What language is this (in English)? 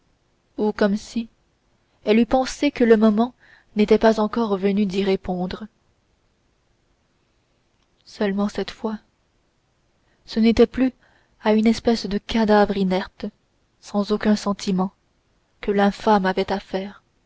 French